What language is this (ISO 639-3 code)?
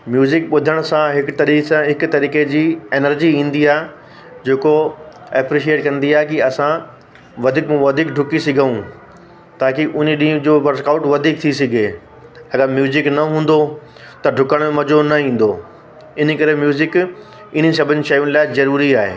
snd